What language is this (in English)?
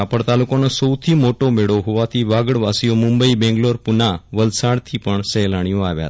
Gujarati